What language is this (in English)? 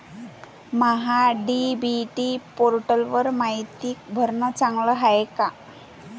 Marathi